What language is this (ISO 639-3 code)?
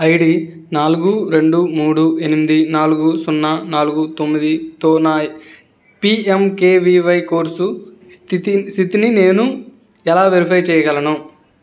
tel